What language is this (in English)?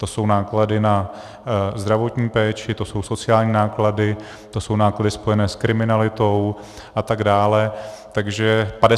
Czech